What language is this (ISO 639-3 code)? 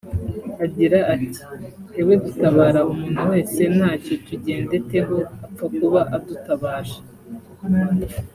kin